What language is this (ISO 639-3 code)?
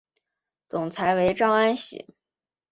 zho